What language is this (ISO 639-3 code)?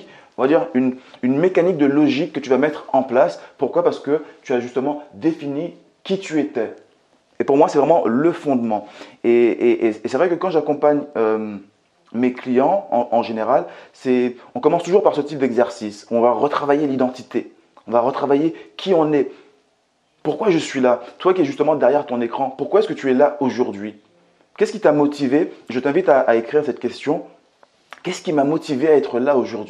fra